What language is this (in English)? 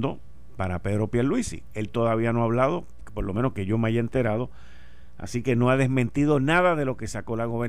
Spanish